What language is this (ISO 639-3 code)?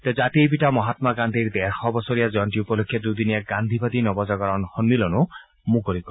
asm